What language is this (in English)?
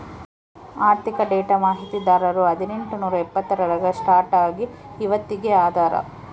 Kannada